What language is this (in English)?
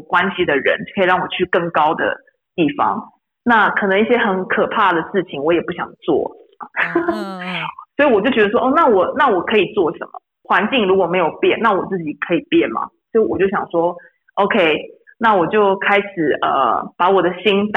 Chinese